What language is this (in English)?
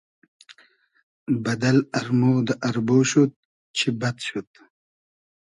Hazaragi